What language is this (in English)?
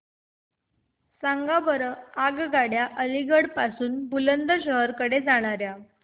Marathi